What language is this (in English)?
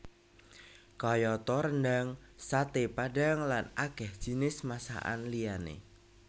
Javanese